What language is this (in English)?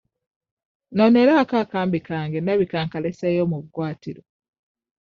Ganda